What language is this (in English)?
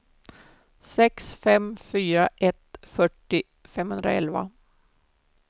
Swedish